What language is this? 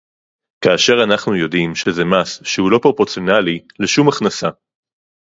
Hebrew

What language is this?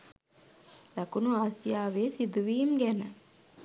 Sinhala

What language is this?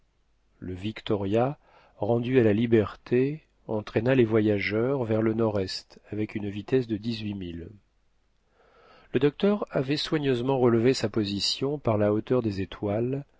French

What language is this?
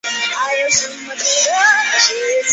Chinese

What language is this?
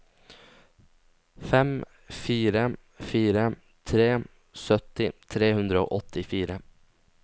Norwegian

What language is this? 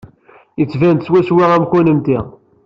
Kabyle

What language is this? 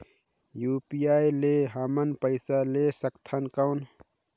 Chhattisgarhi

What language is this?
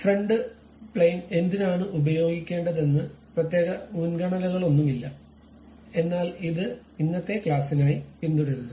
Malayalam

